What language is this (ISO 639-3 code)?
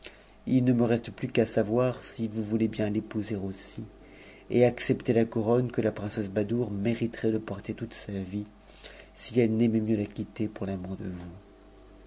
fra